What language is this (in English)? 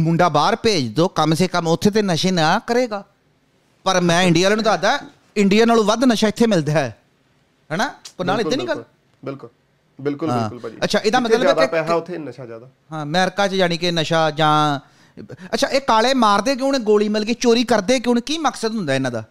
Punjabi